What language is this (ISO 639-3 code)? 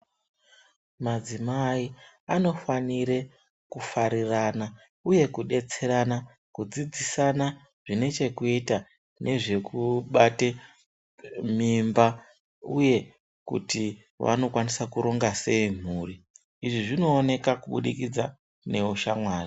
ndc